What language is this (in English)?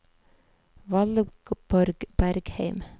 Norwegian